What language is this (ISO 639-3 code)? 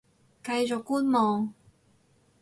yue